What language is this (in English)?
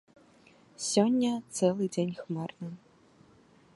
Belarusian